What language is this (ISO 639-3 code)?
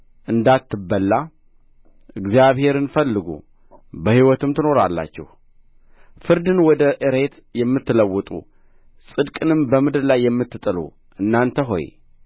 amh